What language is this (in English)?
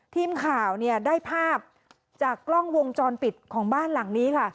Thai